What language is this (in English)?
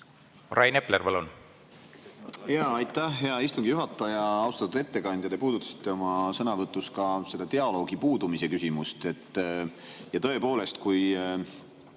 Estonian